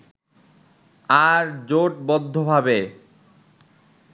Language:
Bangla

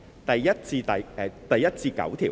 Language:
Cantonese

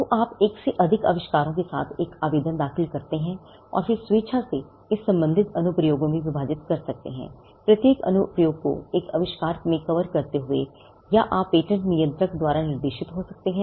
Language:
Hindi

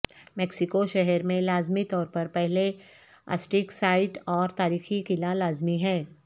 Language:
Urdu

